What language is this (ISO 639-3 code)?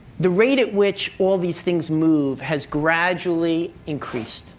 eng